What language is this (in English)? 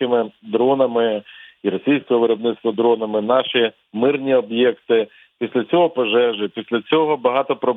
Ukrainian